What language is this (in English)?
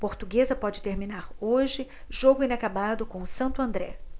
Portuguese